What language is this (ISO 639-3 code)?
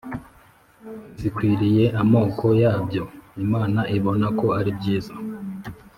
kin